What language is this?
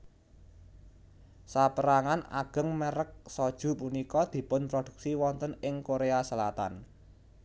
Javanese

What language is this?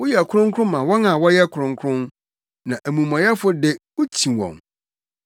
Akan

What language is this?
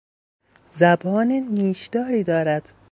Persian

